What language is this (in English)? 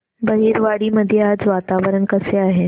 Marathi